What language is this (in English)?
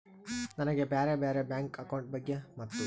Kannada